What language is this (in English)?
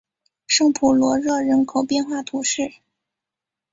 Chinese